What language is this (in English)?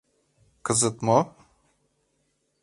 Mari